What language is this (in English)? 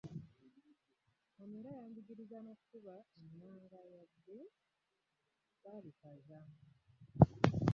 Ganda